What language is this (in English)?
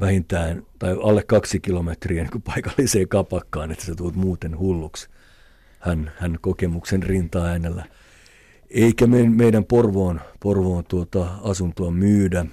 Finnish